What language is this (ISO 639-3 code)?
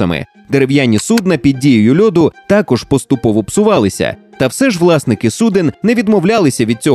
ukr